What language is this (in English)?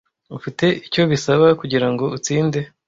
Kinyarwanda